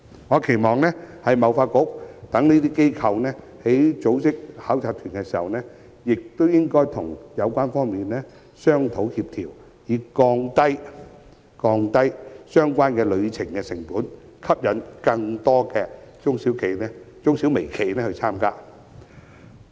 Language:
Cantonese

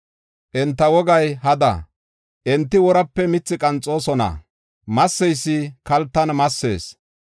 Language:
Gofa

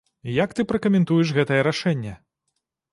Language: Belarusian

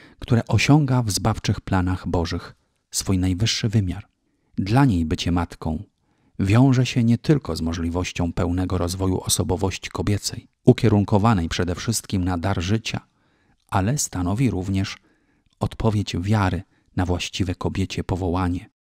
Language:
Polish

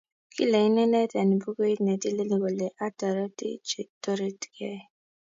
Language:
Kalenjin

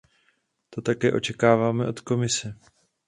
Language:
Czech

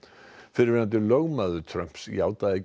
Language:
Icelandic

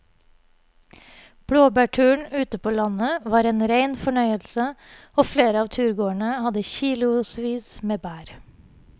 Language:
Norwegian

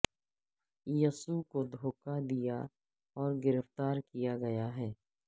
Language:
Urdu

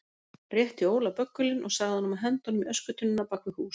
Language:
Icelandic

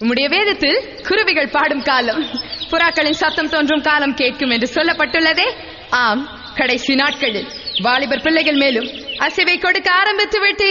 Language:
Tamil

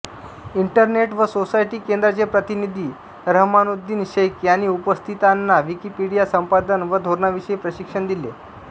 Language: Marathi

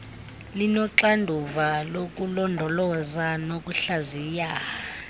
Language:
Xhosa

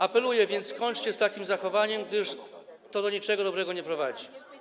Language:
Polish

